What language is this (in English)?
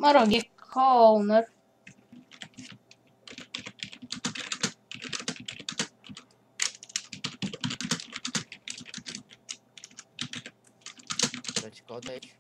Romanian